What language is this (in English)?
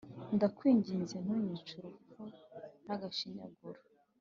Kinyarwanda